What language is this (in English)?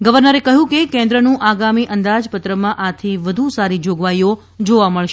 Gujarati